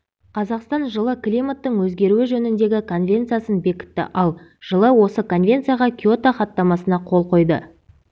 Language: Kazakh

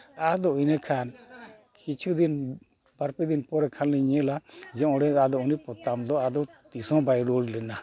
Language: Santali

